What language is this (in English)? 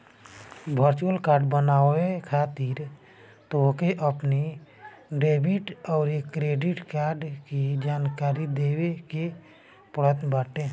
Bhojpuri